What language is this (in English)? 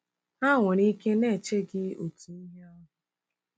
Igbo